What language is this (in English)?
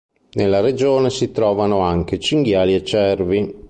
Italian